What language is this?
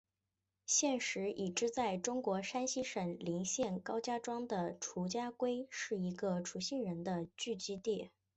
Chinese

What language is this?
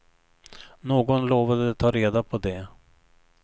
Swedish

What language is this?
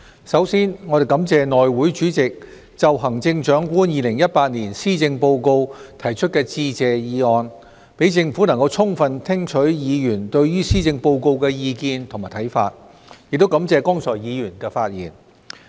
Cantonese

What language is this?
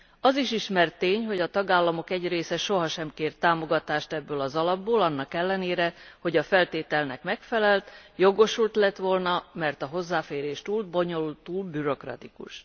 Hungarian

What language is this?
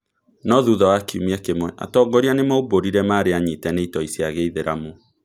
Kikuyu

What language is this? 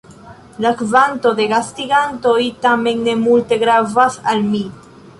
Esperanto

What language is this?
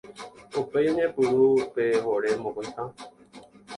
Guarani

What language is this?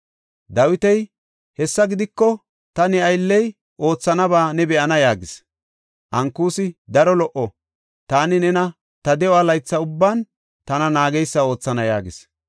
Gofa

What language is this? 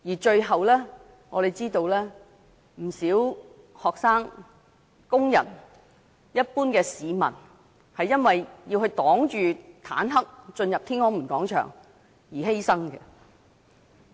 Cantonese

